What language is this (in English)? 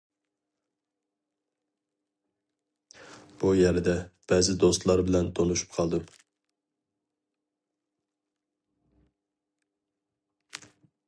Uyghur